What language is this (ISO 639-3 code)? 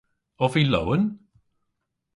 cor